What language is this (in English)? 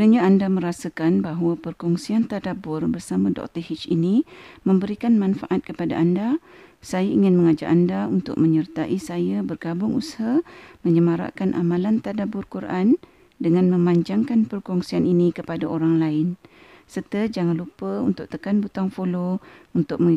Malay